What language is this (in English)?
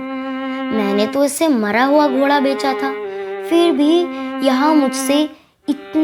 Hindi